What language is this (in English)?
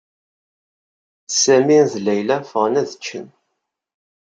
Kabyle